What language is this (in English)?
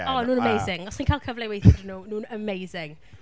Welsh